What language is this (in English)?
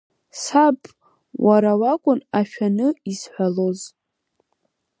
Abkhazian